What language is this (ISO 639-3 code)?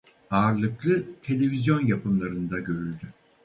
tur